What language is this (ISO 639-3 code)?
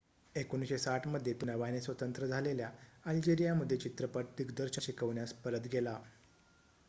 mar